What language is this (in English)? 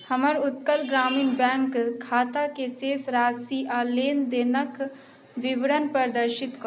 Maithili